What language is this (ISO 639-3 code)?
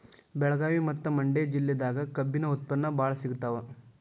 kan